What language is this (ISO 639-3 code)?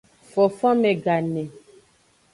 ajg